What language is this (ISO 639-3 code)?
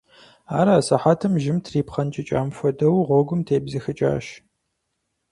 kbd